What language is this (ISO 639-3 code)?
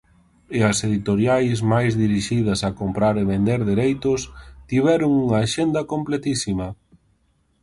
glg